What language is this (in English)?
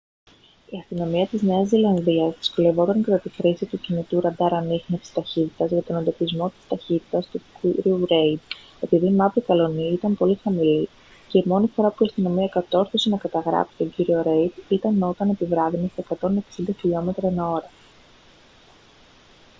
Greek